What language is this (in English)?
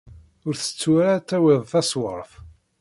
Kabyle